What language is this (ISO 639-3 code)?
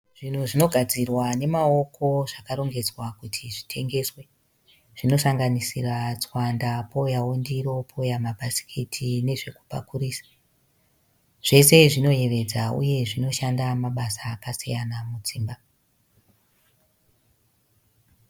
sna